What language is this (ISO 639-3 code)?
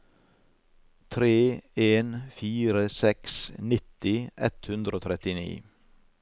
nor